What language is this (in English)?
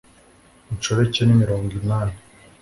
Kinyarwanda